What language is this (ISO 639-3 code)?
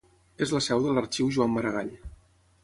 cat